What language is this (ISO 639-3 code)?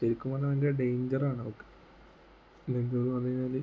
mal